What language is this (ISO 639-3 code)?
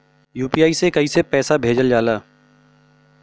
bho